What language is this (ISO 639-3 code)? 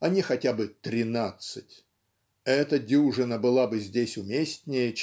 rus